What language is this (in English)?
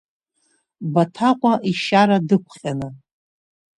Abkhazian